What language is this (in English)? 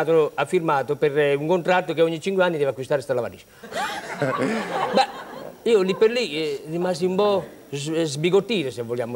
Italian